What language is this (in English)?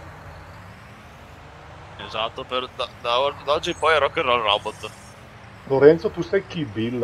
Italian